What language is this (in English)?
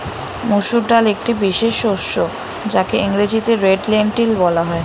Bangla